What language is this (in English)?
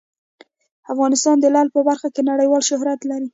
Pashto